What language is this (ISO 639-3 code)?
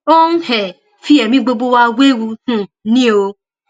yor